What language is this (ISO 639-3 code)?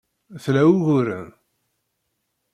kab